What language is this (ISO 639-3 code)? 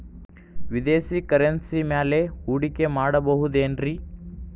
kan